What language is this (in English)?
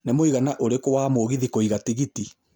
Kikuyu